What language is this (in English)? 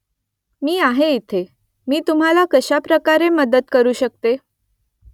Marathi